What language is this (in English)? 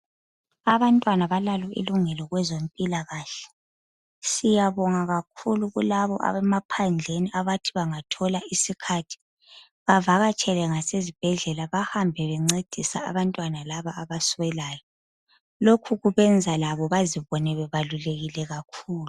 North Ndebele